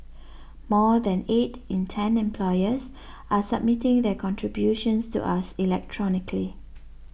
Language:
English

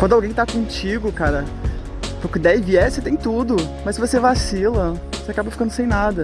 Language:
Portuguese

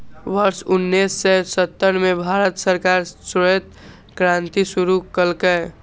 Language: Maithili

